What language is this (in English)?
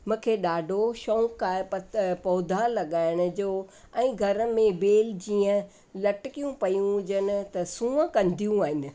Sindhi